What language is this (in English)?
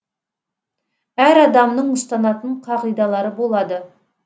Kazakh